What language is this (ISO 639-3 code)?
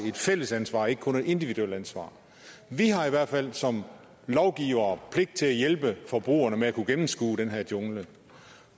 dan